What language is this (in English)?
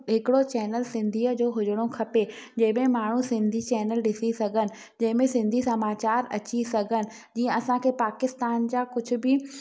Sindhi